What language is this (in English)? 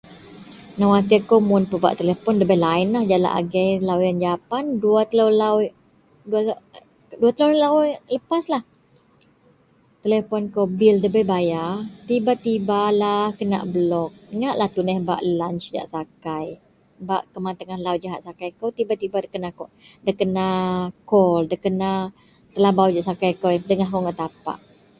Central Melanau